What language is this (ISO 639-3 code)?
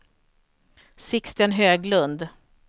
swe